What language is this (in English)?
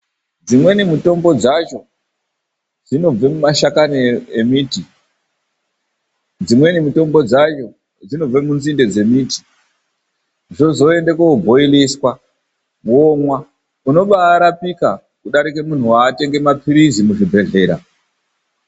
Ndau